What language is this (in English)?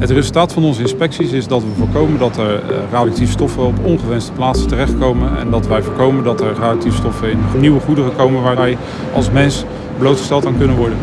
Dutch